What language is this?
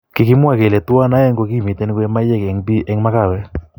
Kalenjin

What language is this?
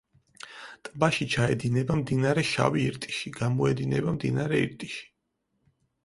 Georgian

